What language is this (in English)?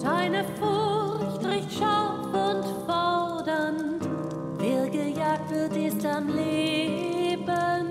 Dutch